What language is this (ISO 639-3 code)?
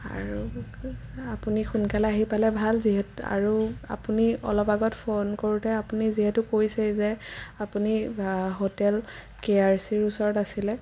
asm